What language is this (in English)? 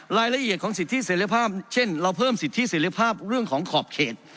Thai